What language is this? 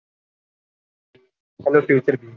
Gujarati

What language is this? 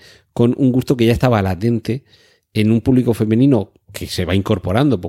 Spanish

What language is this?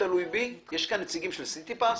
Hebrew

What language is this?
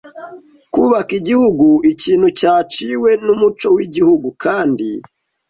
Kinyarwanda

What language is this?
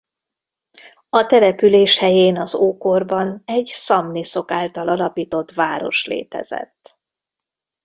Hungarian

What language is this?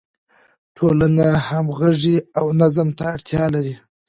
Pashto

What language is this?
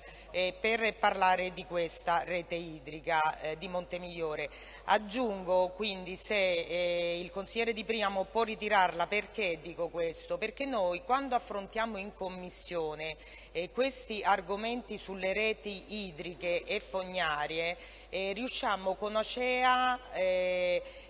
Italian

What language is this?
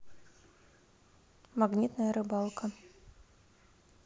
Russian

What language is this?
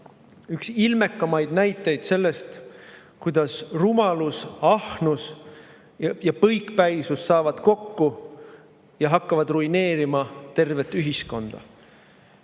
Estonian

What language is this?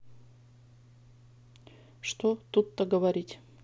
Russian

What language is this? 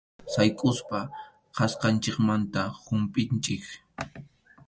Arequipa-La Unión Quechua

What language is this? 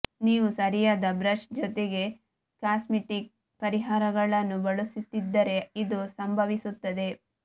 Kannada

